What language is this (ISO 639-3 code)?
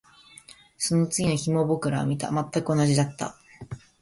jpn